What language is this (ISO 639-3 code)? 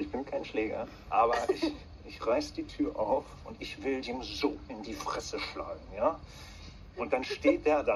deu